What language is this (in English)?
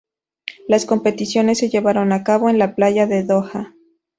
Spanish